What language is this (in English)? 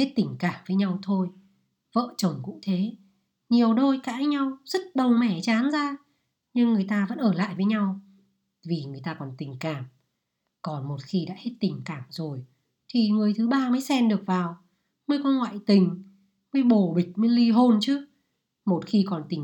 Vietnamese